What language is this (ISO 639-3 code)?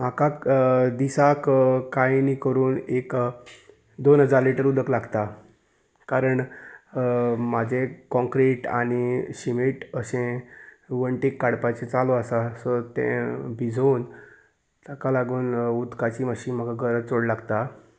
kok